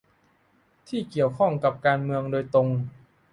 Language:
Thai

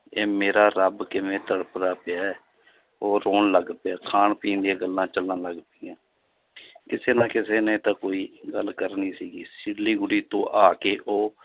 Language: Punjabi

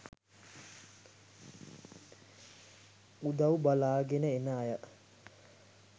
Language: Sinhala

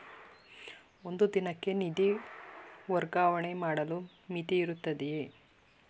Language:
Kannada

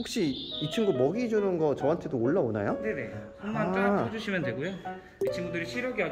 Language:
Korean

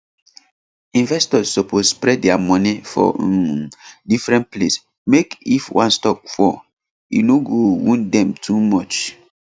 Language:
Nigerian Pidgin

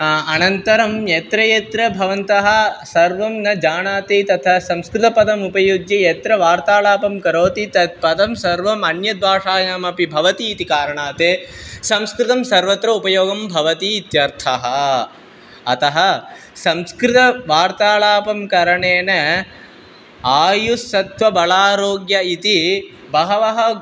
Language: Sanskrit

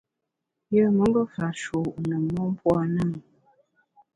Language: Bamun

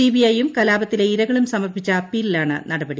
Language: Malayalam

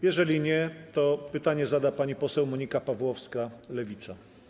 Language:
Polish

